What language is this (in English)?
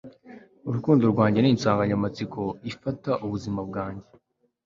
Kinyarwanda